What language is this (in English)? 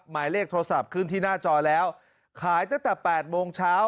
Thai